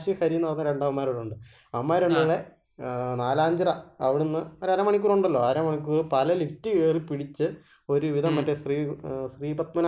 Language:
Malayalam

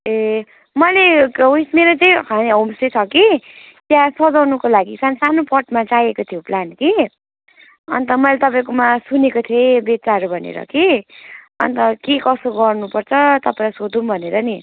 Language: Nepali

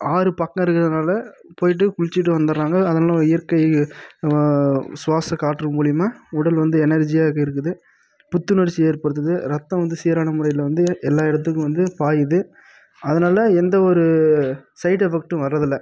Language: Tamil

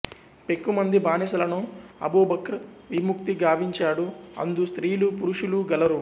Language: Telugu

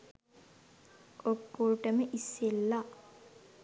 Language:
Sinhala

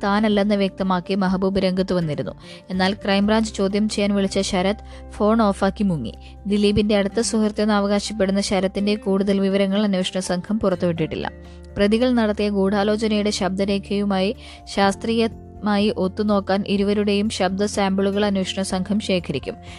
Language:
Malayalam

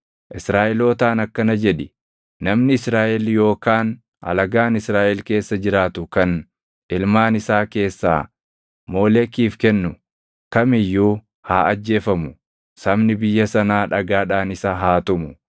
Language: Oromo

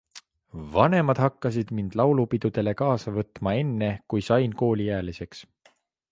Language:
Estonian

